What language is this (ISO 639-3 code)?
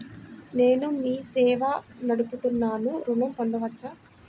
tel